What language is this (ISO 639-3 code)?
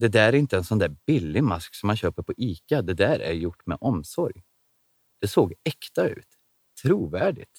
swe